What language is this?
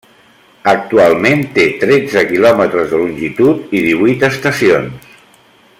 Catalan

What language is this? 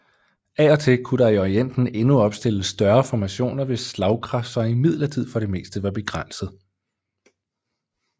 Danish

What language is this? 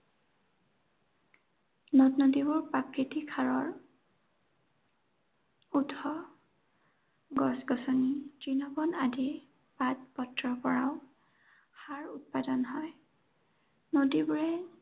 Assamese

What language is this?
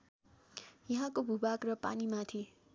Nepali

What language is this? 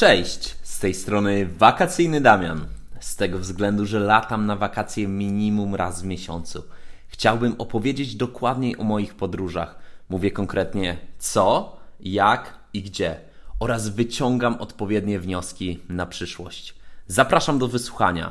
Polish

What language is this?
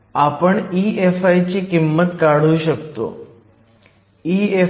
Marathi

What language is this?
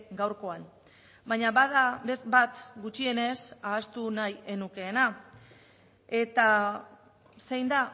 Basque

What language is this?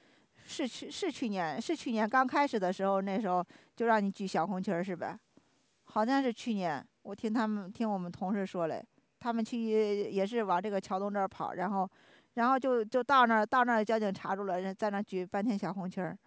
Chinese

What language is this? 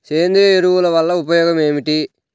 Telugu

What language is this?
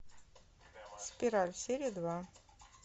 Russian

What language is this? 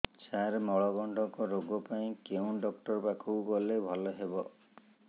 Odia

